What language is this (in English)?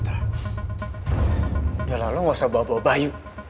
Indonesian